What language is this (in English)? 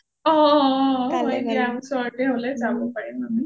Assamese